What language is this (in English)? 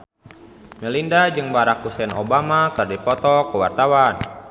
Sundanese